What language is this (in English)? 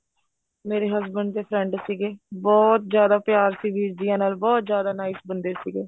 Punjabi